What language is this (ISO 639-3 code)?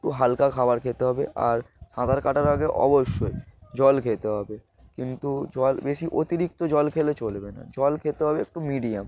ben